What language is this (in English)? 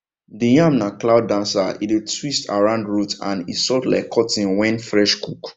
Nigerian Pidgin